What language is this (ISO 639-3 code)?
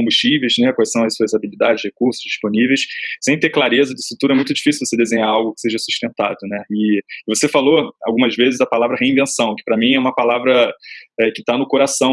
por